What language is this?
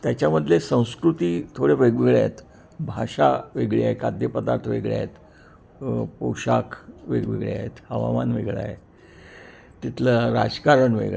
Marathi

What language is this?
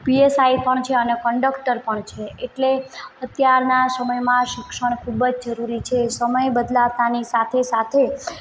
Gujarati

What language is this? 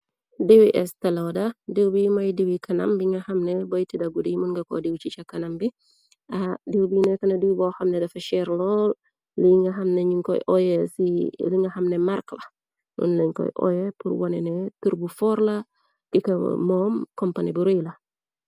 Wolof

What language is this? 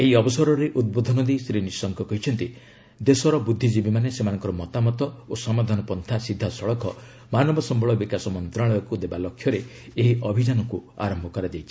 Odia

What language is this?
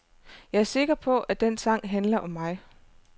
Danish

